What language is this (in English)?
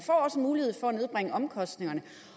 Danish